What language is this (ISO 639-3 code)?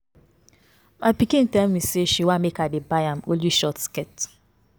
pcm